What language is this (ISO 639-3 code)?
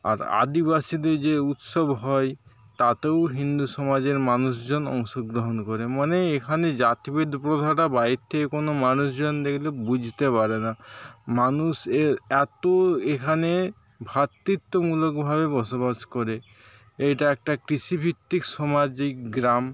ben